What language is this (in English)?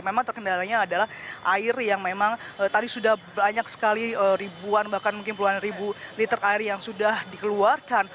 Indonesian